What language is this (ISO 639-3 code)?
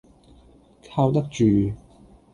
yue